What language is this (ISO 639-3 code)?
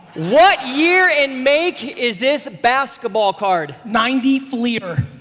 eng